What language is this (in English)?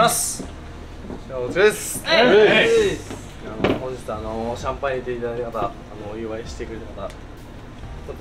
Japanese